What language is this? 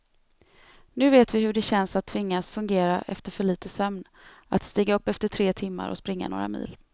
Swedish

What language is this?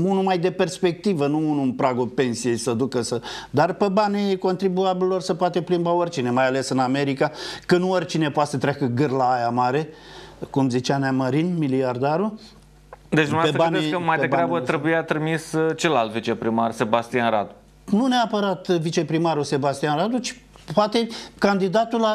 Romanian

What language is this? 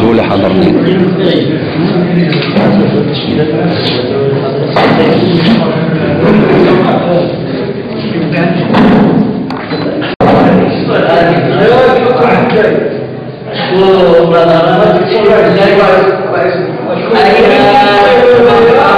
Arabic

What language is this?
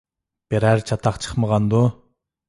Uyghur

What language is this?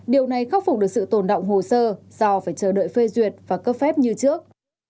Vietnamese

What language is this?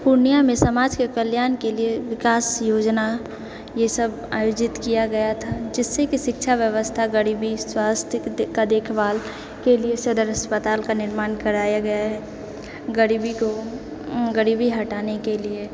Maithili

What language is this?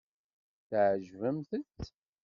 Kabyle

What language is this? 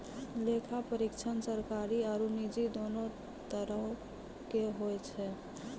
Maithili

